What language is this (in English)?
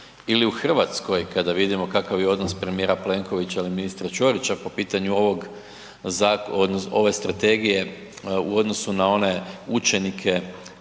Croatian